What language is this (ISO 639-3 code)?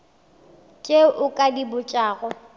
nso